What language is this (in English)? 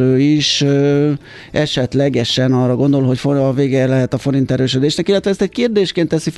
Hungarian